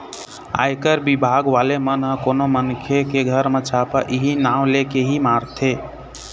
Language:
Chhattisgarhi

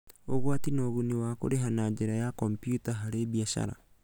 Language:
Kikuyu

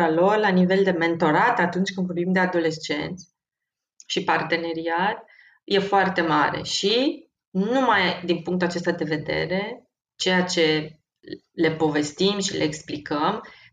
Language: Romanian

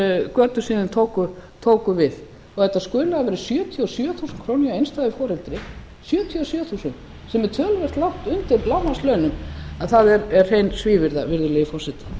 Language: Icelandic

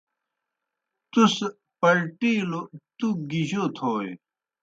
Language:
Kohistani Shina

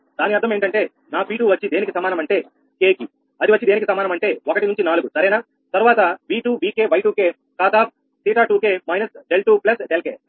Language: Telugu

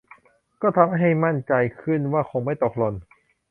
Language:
Thai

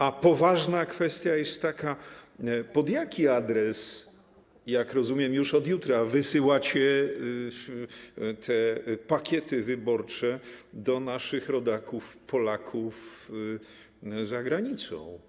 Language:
Polish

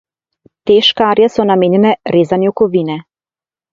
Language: Slovenian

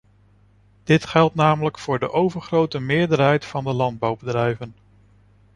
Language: Dutch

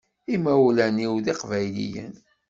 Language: Kabyle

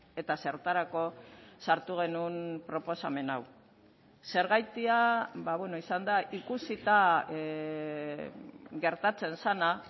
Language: Basque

